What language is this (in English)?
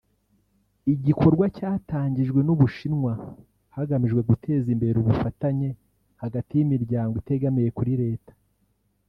Kinyarwanda